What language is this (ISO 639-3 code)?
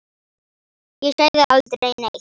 isl